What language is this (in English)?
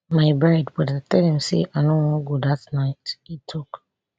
Nigerian Pidgin